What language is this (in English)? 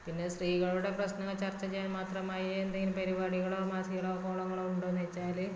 Malayalam